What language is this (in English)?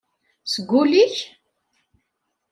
Kabyle